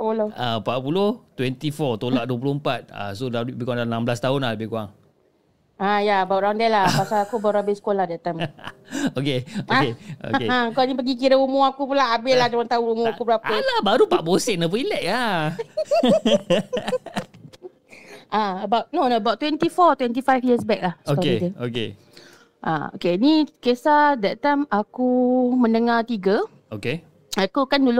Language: Malay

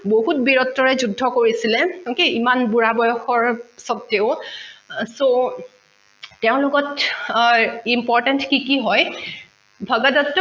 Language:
Assamese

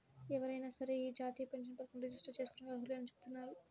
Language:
Telugu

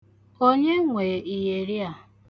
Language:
Igbo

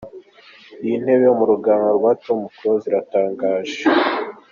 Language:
Kinyarwanda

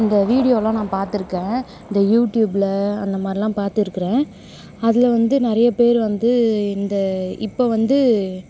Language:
Tamil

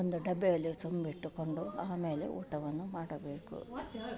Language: Kannada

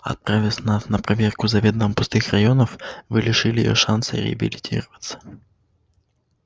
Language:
Russian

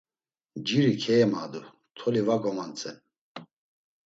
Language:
Laz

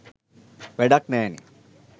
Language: Sinhala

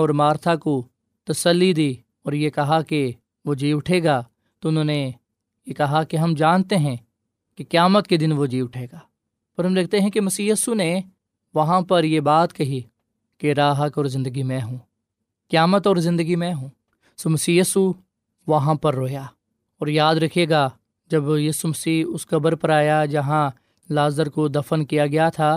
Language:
Urdu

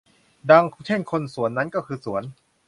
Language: Thai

